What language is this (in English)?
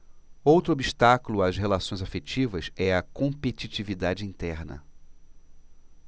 Portuguese